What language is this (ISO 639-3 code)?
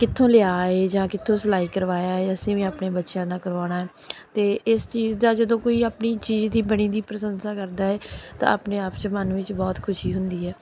pan